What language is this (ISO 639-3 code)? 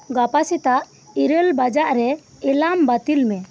sat